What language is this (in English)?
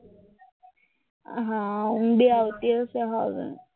Gujarati